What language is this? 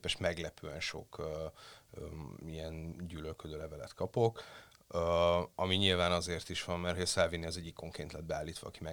Hungarian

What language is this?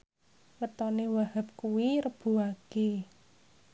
Javanese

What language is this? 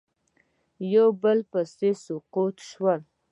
Pashto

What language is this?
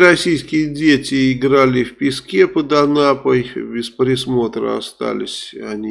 Russian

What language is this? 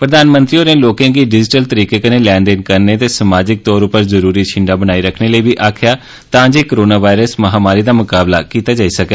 Dogri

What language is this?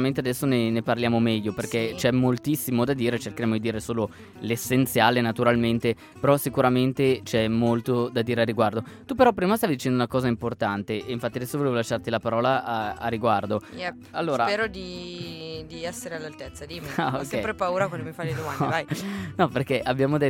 Italian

